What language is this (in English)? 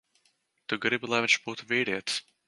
Latvian